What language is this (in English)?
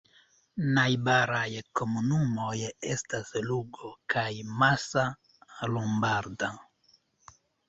Esperanto